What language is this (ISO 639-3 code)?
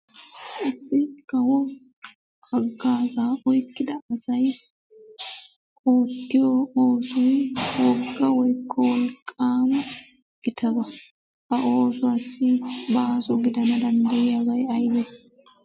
wal